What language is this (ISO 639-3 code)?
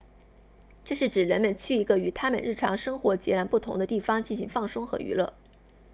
zho